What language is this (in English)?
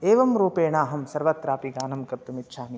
Sanskrit